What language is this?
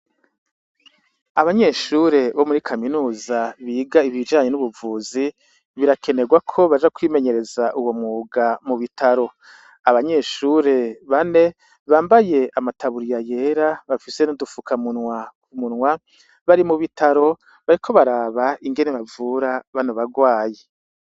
Rundi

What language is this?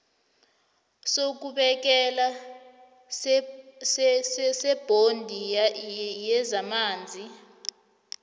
South Ndebele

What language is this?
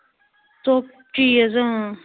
Kashmiri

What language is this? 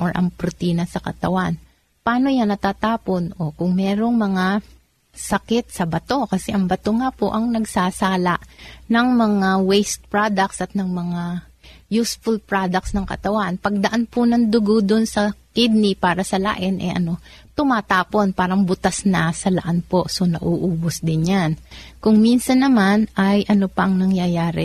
Filipino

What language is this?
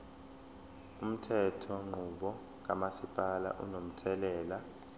Zulu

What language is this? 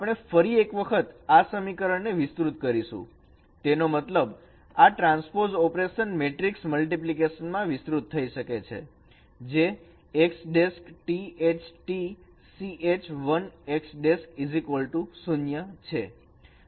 Gujarati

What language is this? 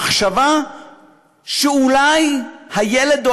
Hebrew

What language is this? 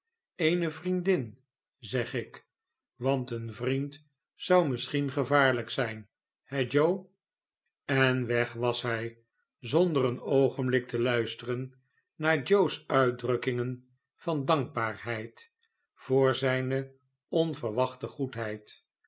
Dutch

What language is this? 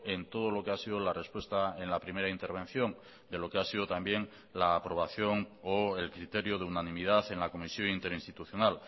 Spanish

